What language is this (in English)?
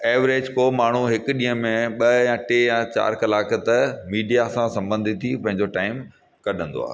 Sindhi